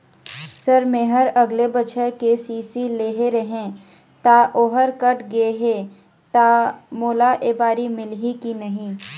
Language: Chhattisgarhi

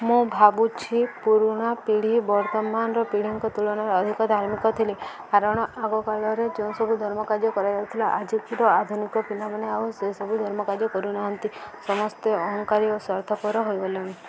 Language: Odia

